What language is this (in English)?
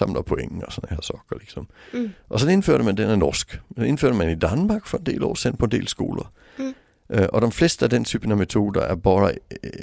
Swedish